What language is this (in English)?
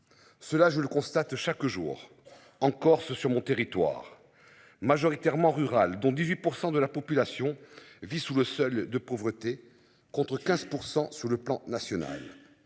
French